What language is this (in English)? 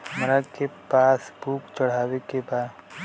Bhojpuri